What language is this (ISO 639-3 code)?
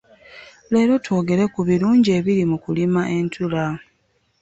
lug